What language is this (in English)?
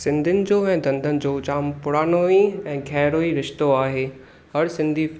Sindhi